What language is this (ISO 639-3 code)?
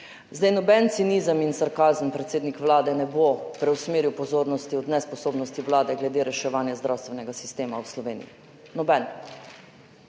slv